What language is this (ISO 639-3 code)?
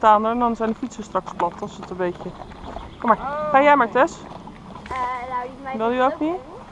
nld